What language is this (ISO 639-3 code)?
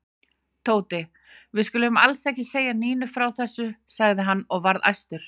isl